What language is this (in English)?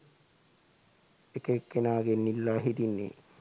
Sinhala